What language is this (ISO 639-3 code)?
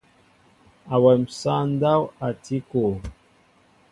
mbo